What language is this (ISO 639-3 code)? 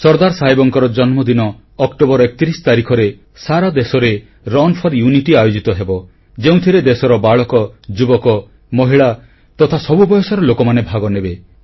ori